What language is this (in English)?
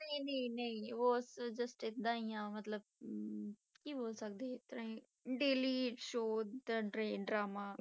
Punjabi